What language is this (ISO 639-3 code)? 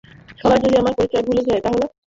ben